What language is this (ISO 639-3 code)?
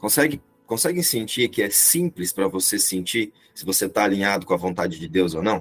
por